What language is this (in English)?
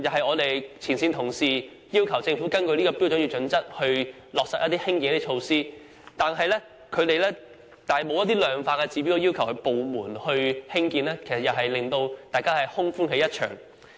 Cantonese